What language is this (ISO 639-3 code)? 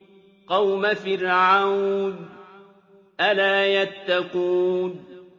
ara